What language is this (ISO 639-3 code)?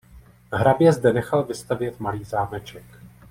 ces